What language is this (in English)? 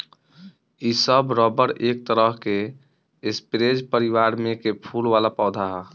Bhojpuri